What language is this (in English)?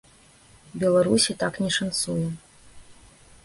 Belarusian